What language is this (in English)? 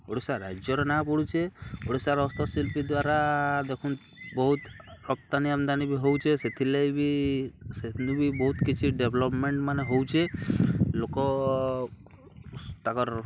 Odia